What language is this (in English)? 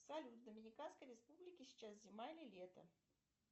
Russian